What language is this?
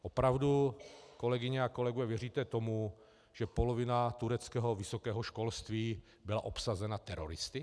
Czech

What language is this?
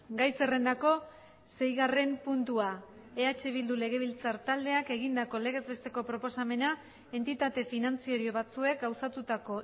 Basque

